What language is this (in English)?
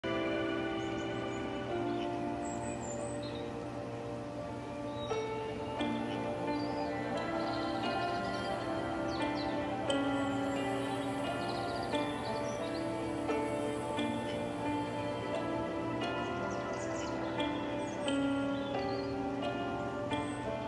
Vietnamese